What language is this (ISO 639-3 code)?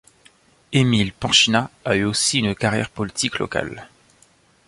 fra